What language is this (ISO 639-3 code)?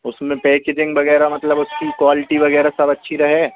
hin